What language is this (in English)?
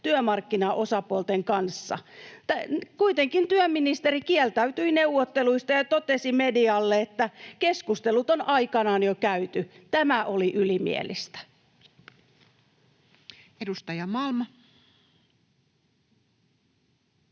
Finnish